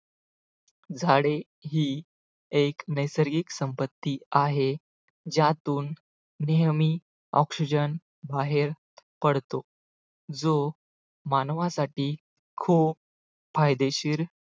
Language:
Marathi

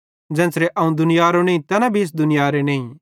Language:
Bhadrawahi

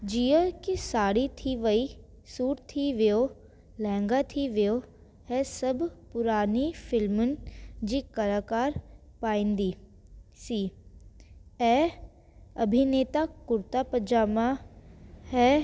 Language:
Sindhi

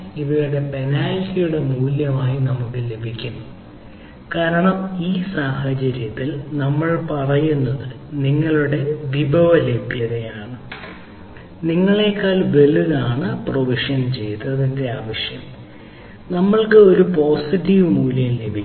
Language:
Malayalam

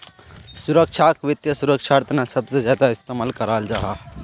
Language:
Magahi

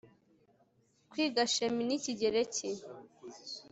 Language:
Kinyarwanda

